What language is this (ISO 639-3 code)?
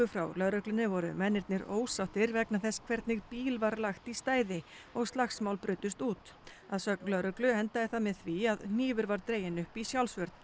isl